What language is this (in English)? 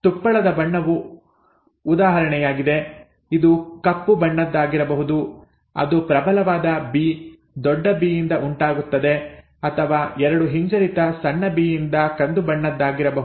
Kannada